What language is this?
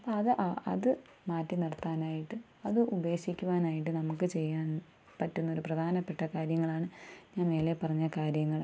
Malayalam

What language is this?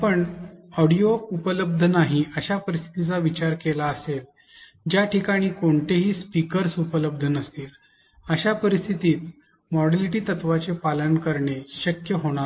Marathi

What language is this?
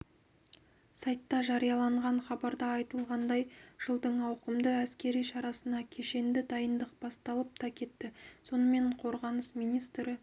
Kazakh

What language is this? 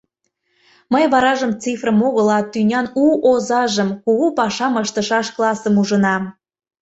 Mari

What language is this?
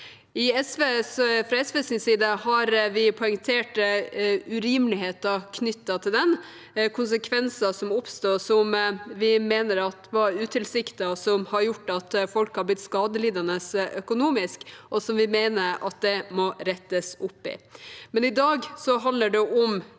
Norwegian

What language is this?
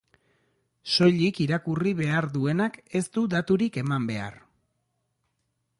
Basque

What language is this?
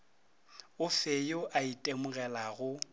Northern Sotho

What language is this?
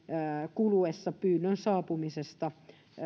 Finnish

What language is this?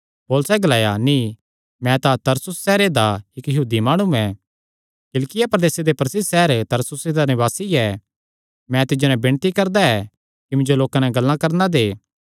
Kangri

